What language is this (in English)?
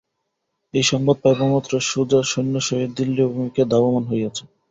Bangla